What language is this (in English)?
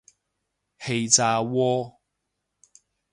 Cantonese